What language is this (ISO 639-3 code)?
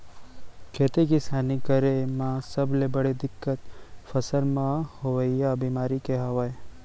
hne